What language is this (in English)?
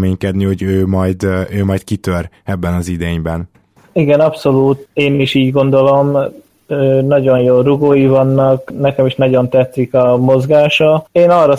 Hungarian